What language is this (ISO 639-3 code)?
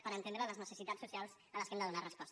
cat